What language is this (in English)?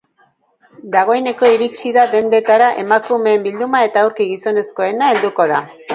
Basque